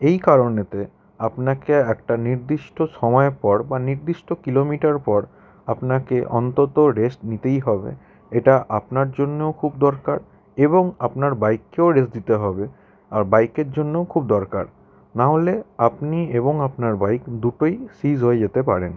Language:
Bangla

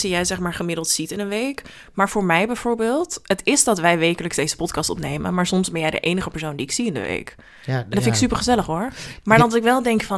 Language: Dutch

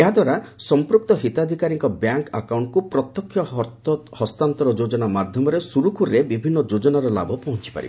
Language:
Odia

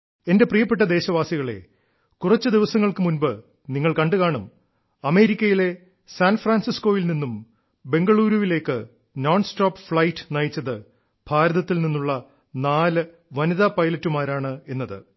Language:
Malayalam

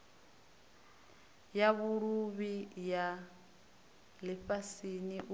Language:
Venda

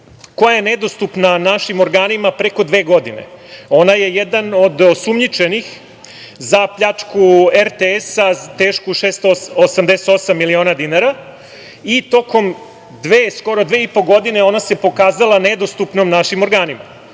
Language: Serbian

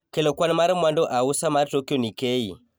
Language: Luo (Kenya and Tanzania)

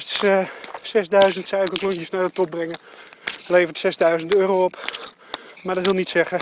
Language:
Dutch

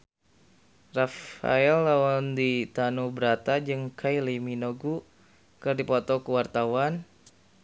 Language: Sundanese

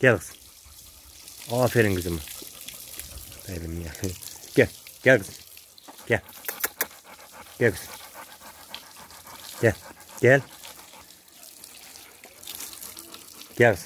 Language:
Turkish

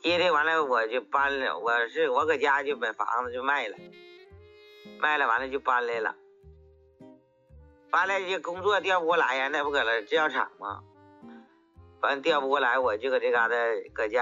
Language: Chinese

